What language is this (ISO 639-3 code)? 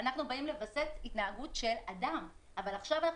heb